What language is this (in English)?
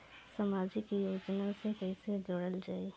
Bhojpuri